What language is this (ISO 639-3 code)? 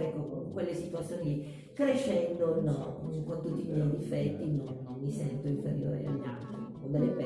ita